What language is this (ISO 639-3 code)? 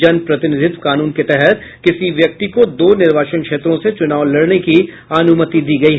hin